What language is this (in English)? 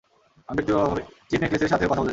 Bangla